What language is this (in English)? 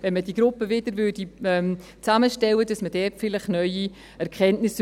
Swiss German